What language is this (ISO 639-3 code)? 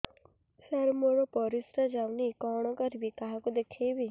ori